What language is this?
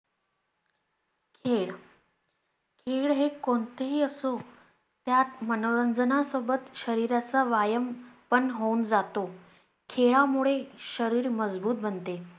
Marathi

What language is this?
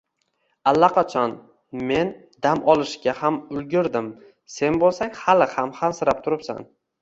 Uzbek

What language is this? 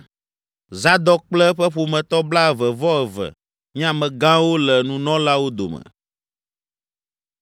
Ewe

